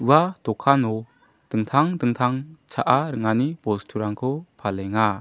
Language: Garo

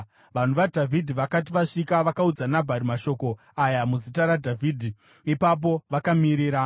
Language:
Shona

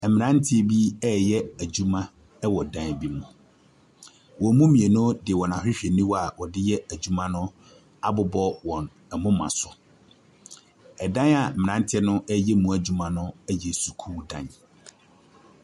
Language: Akan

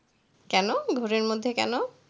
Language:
Bangla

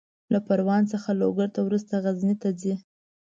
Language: Pashto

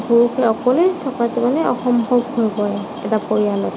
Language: Assamese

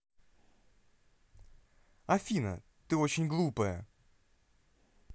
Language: Russian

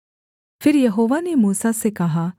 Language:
Hindi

